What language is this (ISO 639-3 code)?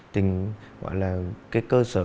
vie